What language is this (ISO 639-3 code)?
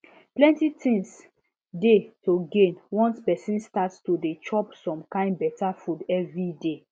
pcm